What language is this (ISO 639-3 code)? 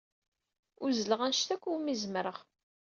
kab